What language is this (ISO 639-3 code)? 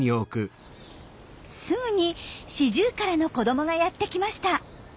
jpn